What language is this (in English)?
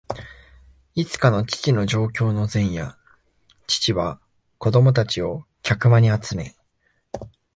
Japanese